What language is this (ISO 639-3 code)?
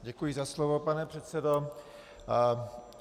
ces